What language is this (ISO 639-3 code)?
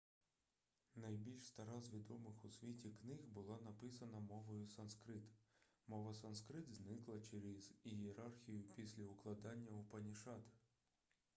ukr